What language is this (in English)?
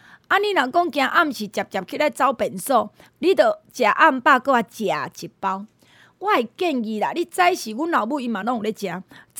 Chinese